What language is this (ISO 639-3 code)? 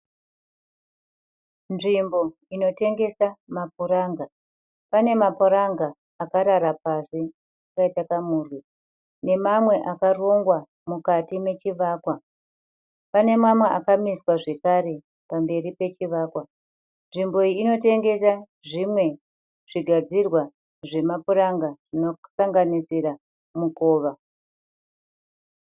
sna